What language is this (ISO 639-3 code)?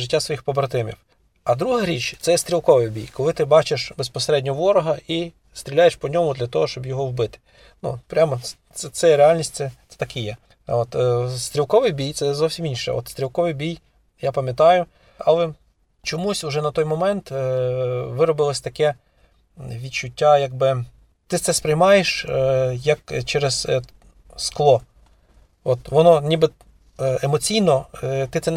ukr